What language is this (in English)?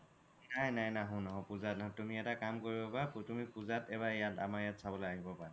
Assamese